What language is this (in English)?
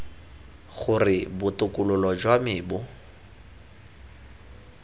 Tswana